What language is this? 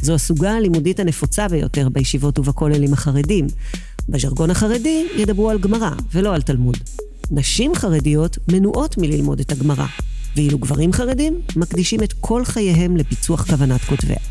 Hebrew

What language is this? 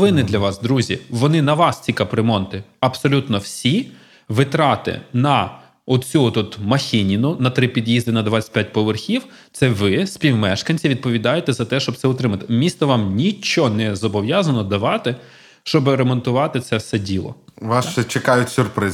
Ukrainian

